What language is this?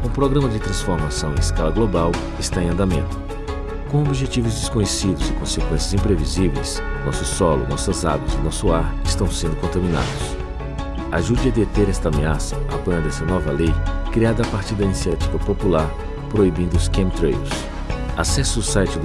Portuguese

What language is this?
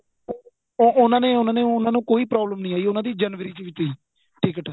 Punjabi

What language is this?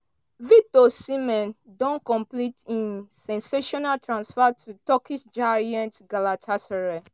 Nigerian Pidgin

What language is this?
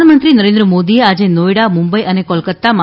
Gujarati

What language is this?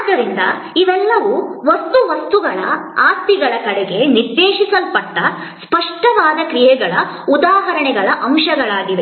Kannada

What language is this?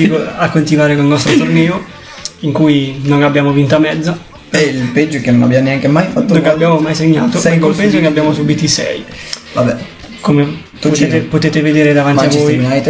Italian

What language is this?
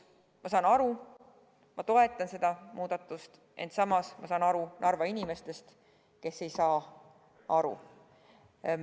Estonian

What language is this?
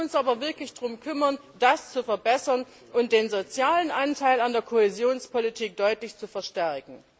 German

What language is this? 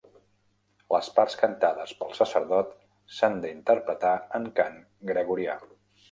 Catalan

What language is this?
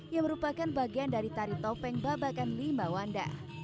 Indonesian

